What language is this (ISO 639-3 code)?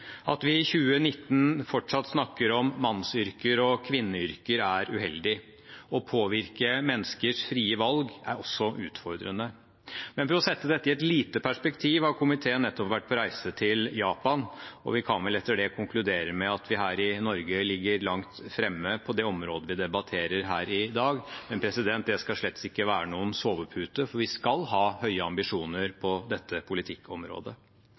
nob